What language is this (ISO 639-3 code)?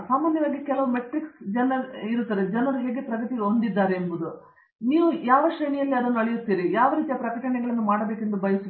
kan